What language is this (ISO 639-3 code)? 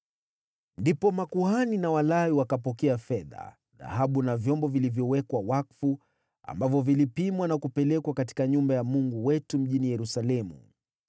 swa